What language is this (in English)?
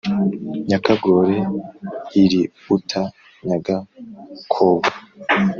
Kinyarwanda